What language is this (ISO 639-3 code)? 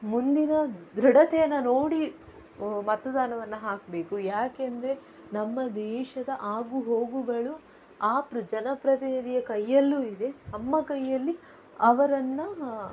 kan